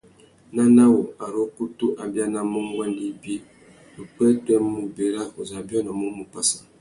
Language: Tuki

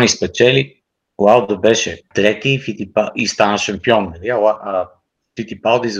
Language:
Bulgarian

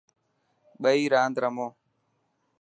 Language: Dhatki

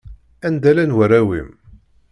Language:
Kabyle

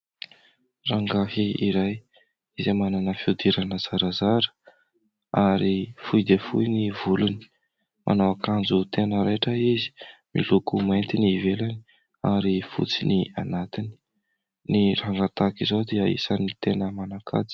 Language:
Malagasy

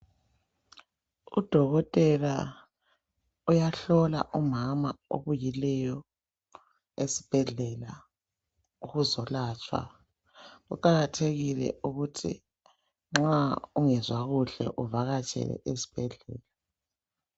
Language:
North Ndebele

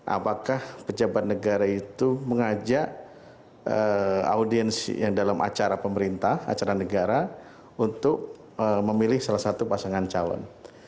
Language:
Indonesian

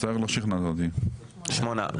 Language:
Hebrew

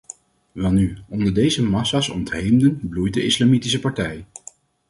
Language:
Dutch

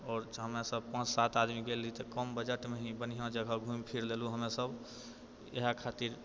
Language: Maithili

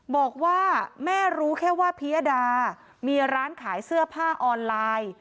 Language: Thai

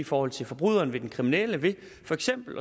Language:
Danish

